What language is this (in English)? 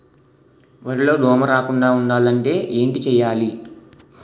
Telugu